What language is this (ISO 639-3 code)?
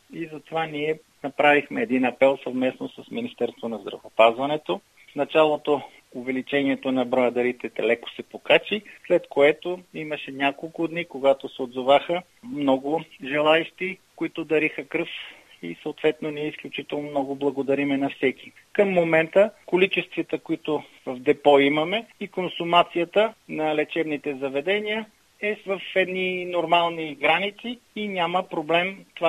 bul